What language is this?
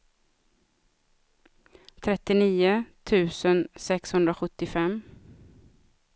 Swedish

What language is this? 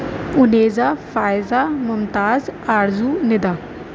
Urdu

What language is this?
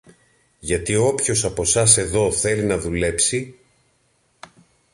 Greek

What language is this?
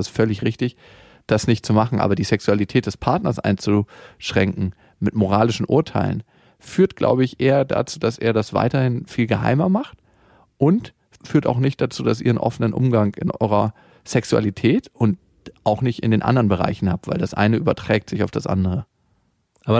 German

